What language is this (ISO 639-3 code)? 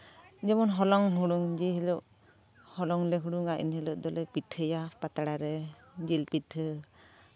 sat